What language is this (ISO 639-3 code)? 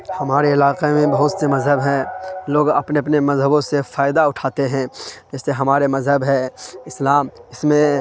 urd